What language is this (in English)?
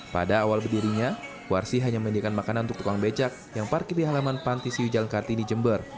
Indonesian